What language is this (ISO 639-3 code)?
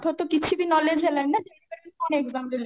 ori